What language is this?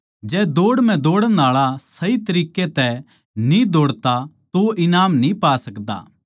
Haryanvi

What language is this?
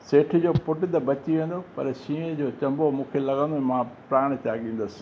Sindhi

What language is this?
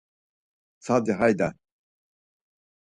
Laz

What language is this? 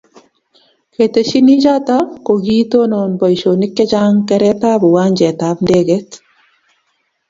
Kalenjin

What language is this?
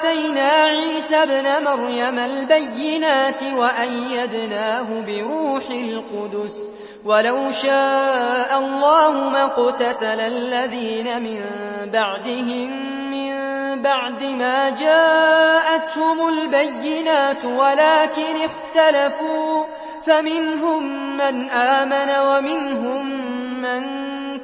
Arabic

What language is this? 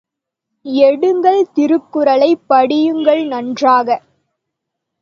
Tamil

